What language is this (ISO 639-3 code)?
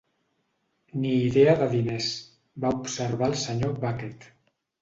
cat